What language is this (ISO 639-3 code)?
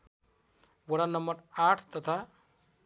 nep